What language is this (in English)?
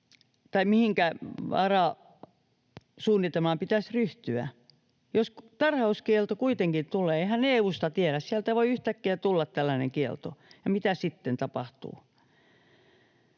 Finnish